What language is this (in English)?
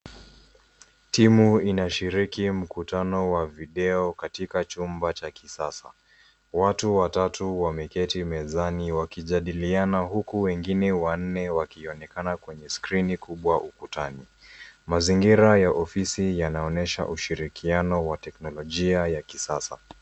Swahili